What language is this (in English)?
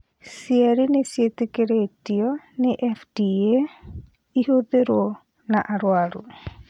Kikuyu